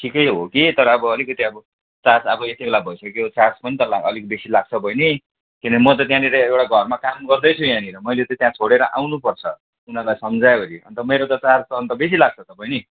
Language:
Nepali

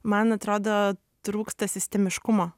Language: Lithuanian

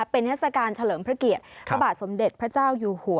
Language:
Thai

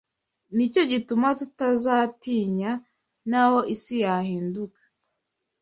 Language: Kinyarwanda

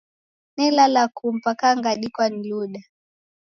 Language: Taita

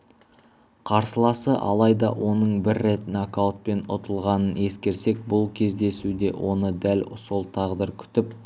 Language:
Kazakh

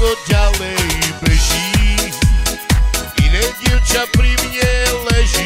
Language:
Romanian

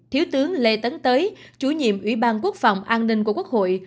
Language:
Vietnamese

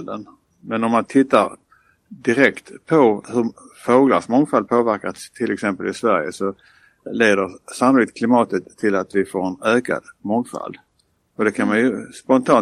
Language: Swedish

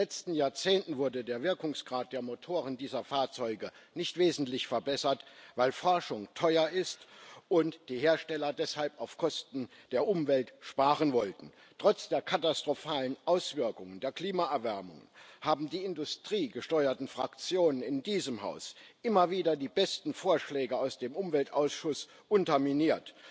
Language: German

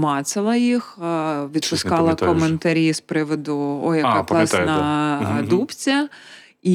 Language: Ukrainian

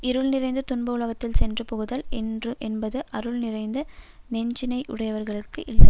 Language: Tamil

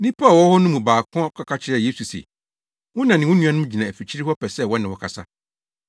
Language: Akan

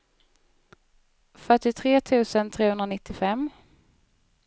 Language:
Swedish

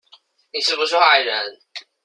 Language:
Chinese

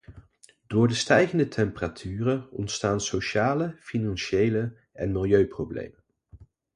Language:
Dutch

